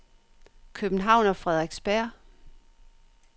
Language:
Danish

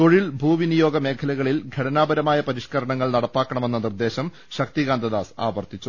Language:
Malayalam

